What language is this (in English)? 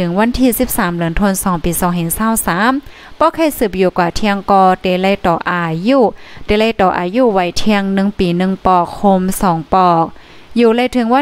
Thai